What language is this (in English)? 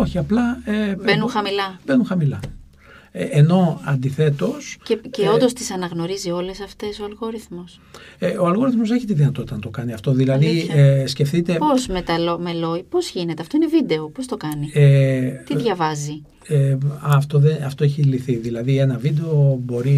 Greek